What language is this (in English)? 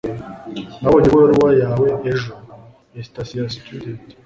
Kinyarwanda